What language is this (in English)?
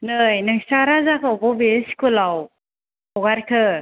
Bodo